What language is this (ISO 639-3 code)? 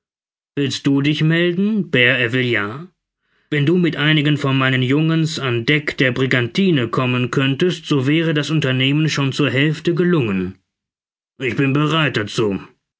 deu